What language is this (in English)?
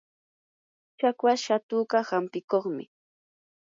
Yanahuanca Pasco Quechua